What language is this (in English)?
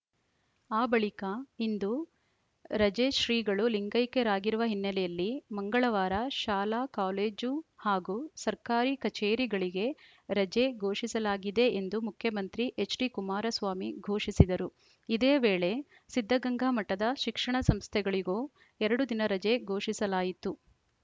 Kannada